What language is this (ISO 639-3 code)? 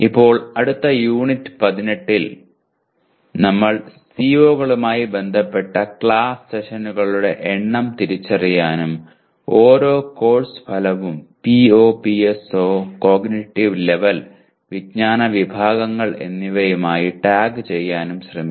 mal